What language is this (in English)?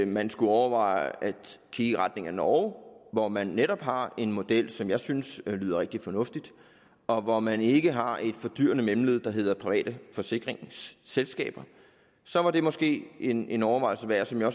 Danish